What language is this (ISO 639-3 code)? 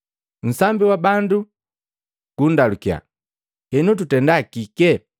mgv